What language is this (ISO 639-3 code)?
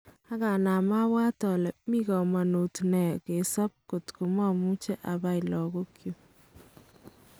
kln